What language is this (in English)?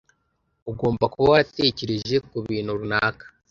Kinyarwanda